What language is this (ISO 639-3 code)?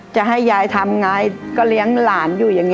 tha